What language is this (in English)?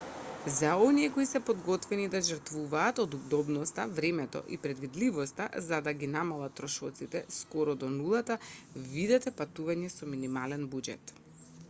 Macedonian